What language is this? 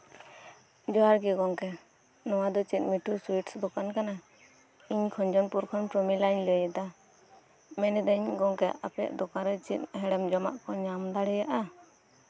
Santali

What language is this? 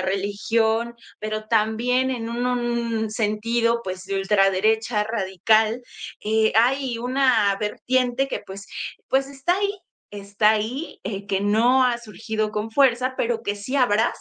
Spanish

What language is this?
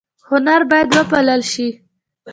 Pashto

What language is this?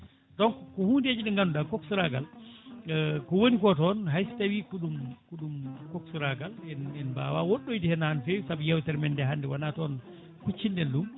Fula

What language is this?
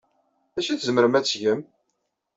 Kabyle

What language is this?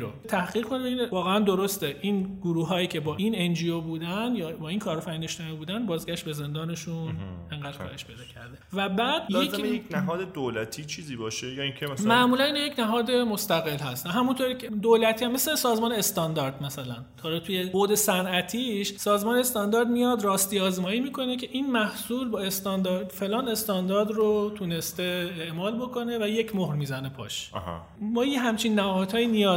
Persian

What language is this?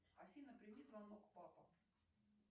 Russian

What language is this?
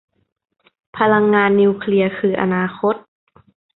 Thai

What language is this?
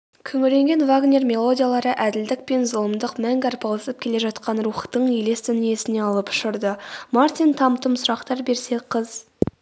Kazakh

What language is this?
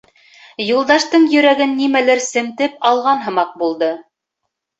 Bashkir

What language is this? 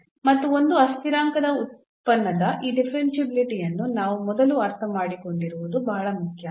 Kannada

